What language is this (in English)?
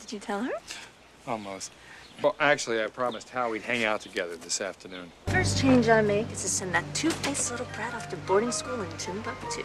Korean